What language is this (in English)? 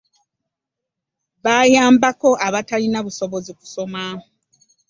Ganda